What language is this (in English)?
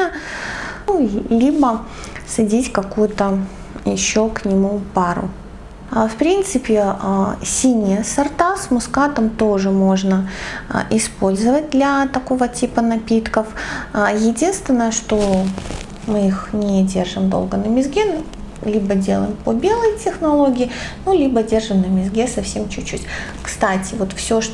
Russian